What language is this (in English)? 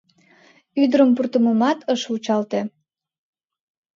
Mari